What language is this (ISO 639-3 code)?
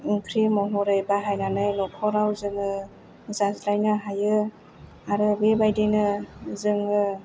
brx